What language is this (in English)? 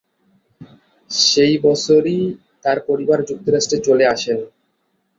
Bangla